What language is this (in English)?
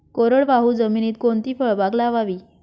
Marathi